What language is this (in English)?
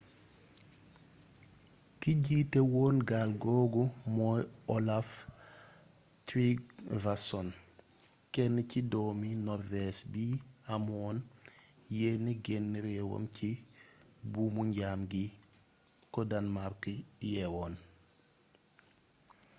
Wolof